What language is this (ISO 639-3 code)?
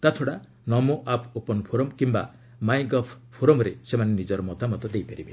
ori